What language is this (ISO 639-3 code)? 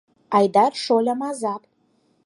chm